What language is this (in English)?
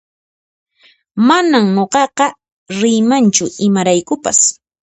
Puno Quechua